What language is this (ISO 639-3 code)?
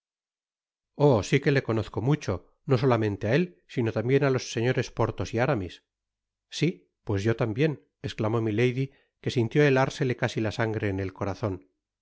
spa